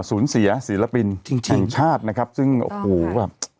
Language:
Thai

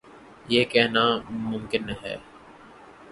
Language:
Urdu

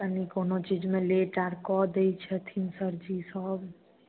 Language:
Maithili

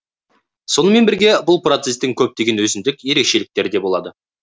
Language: Kazakh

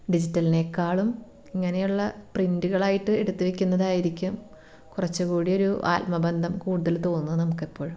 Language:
Malayalam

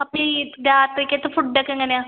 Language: Malayalam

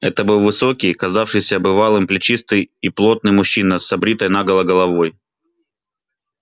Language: Russian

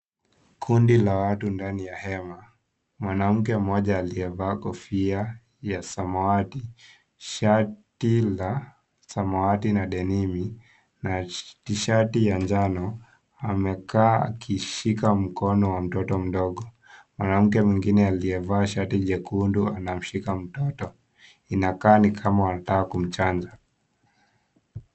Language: Swahili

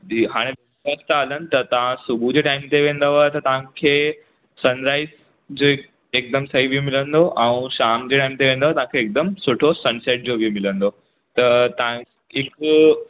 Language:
Sindhi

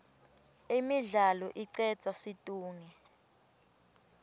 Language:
Swati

